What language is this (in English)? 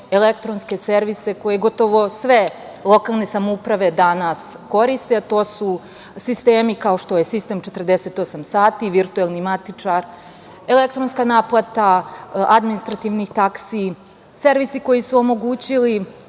Serbian